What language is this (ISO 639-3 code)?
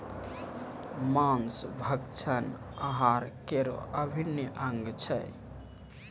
mai